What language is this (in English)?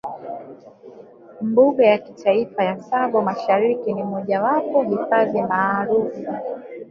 Swahili